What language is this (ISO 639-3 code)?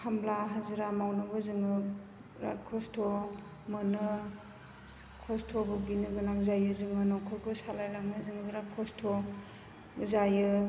brx